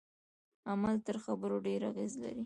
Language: Pashto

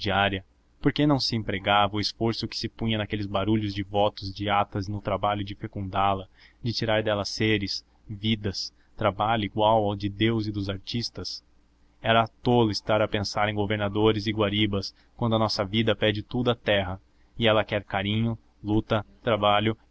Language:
Portuguese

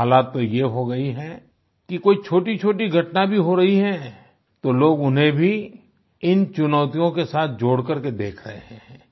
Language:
Hindi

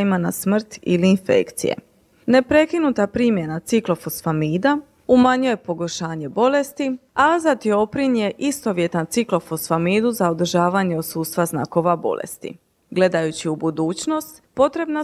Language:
Croatian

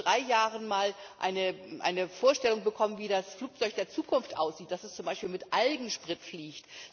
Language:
German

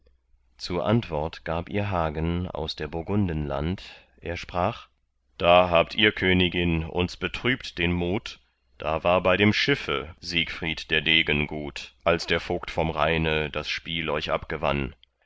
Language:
German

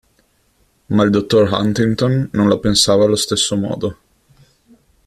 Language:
Italian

